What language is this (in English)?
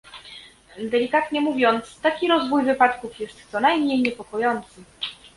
Polish